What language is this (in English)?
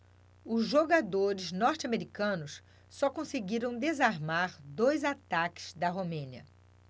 Portuguese